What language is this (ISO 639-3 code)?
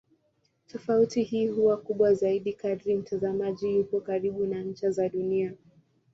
swa